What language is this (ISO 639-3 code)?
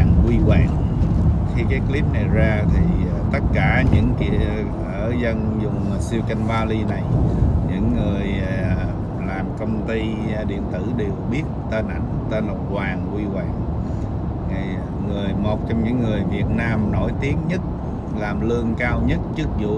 vie